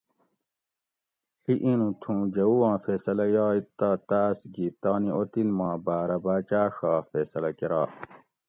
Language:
Gawri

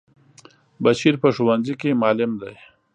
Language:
Pashto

